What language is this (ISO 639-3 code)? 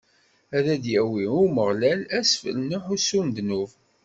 kab